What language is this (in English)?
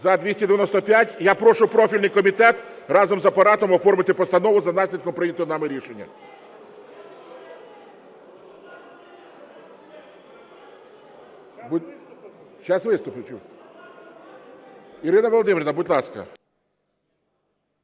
Ukrainian